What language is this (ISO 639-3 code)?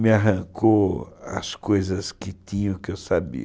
por